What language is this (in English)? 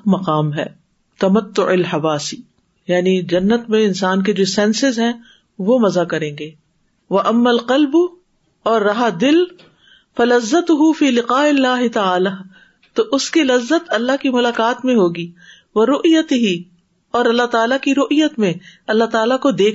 Urdu